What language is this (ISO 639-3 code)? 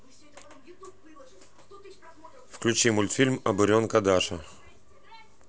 rus